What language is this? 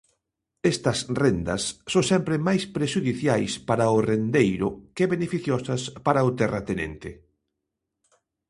Galician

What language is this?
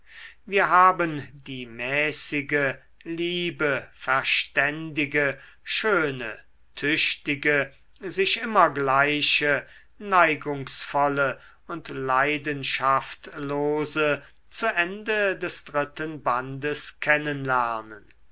German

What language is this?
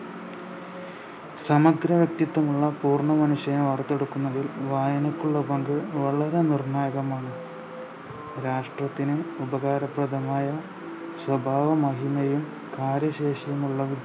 Malayalam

